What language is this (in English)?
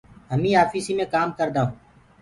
Gurgula